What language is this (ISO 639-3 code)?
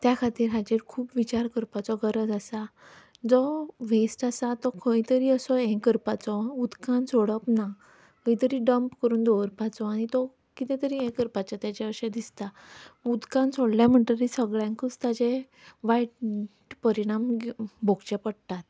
kok